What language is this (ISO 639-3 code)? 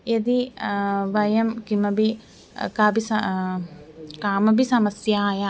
san